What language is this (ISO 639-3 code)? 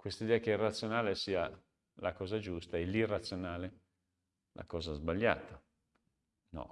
ita